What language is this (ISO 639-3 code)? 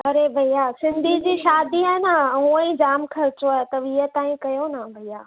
snd